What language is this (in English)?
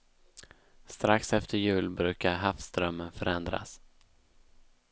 Swedish